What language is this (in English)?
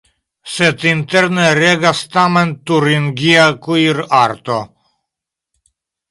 Esperanto